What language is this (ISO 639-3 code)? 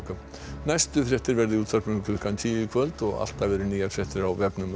isl